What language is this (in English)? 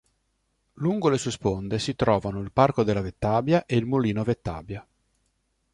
Italian